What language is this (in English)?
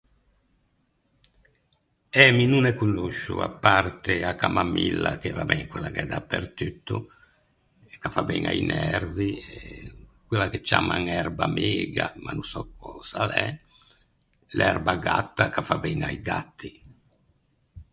Ligurian